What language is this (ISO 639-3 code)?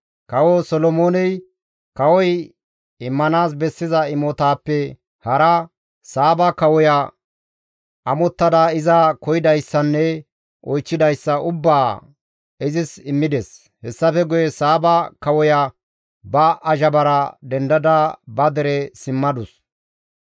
gmv